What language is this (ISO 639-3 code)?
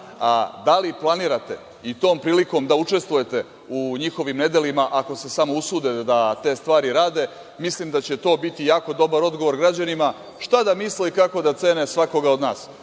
srp